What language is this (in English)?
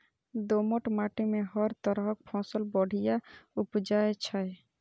Maithili